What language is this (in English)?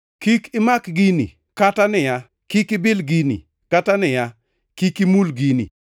Luo (Kenya and Tanzania)